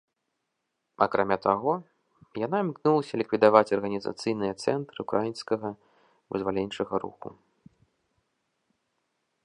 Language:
Belarusian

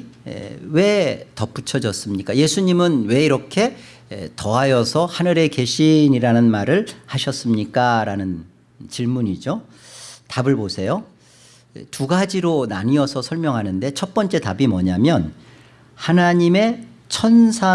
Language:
Korean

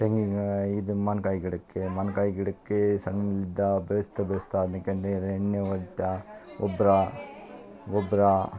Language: Kannada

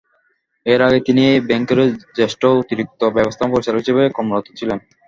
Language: Bangla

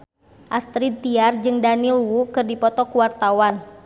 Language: Sundanese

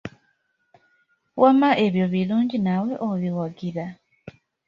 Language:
Ganda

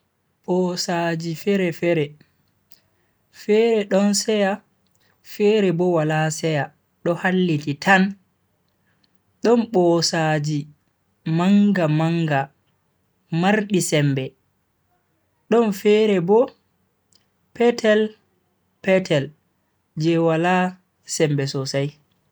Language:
Bagirmi Fulfulde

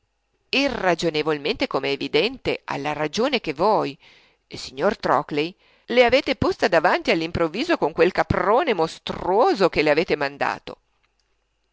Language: Italian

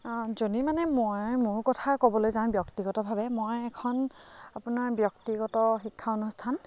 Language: Assamese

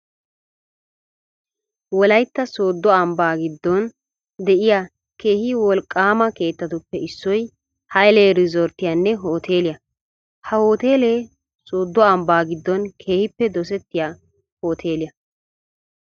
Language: Wolaytta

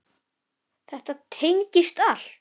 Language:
Icelandic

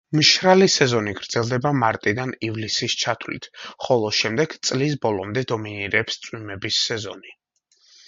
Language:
Georgian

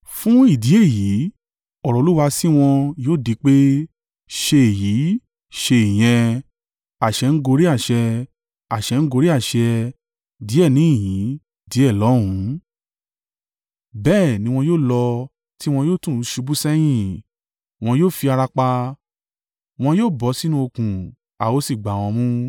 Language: Yoruba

